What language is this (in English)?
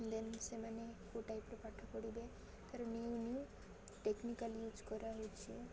Odia